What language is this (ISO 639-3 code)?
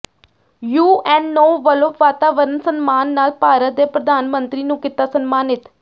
pan